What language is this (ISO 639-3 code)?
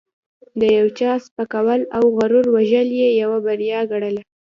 pus